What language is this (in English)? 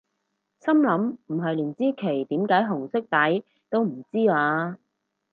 Cantonese